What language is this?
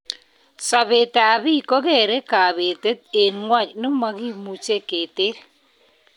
Kalenjin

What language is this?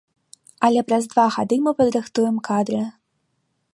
Belarusian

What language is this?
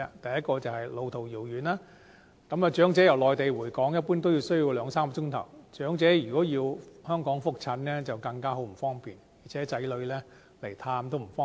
Cantonese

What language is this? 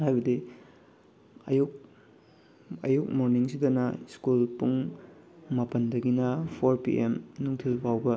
Manipuri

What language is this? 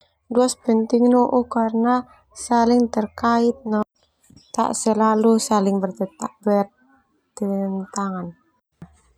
Termanu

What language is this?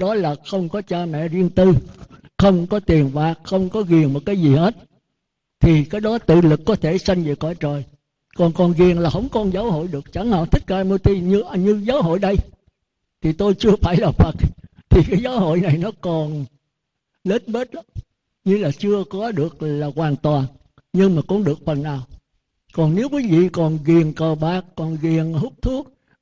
Vietnamese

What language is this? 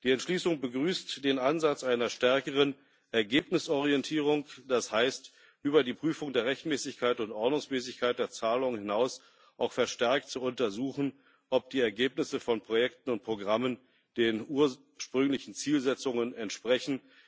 German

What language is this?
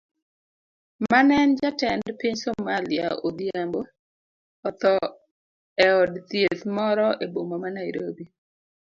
Luo (Kenya and Tanzania)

